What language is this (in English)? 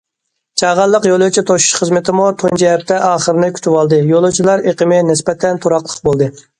Uyghur